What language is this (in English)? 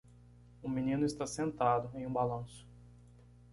Portuguese